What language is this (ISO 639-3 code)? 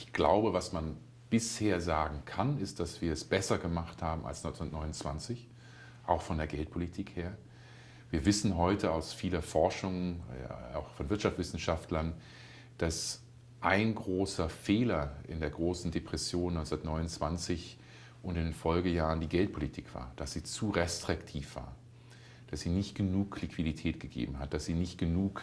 deu